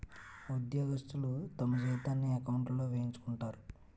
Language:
Telugu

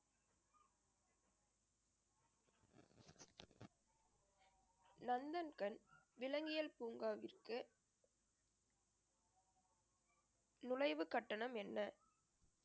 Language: Tamil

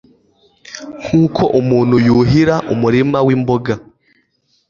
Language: Kinyarwanda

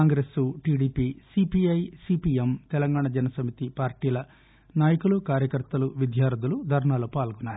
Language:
Telugu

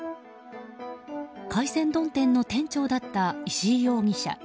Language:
Japanese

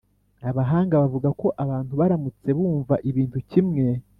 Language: Kinyarwanda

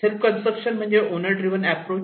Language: Marathi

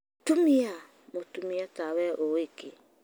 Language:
Kikuyu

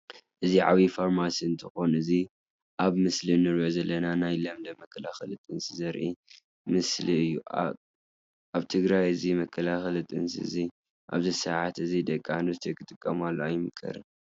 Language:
Tigrinya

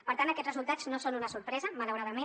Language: Catalan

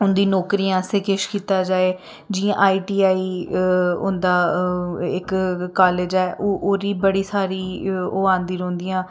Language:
Dogri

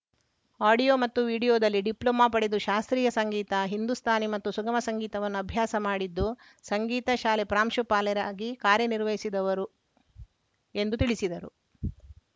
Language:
Kannada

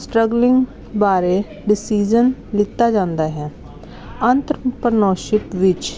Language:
Punjabi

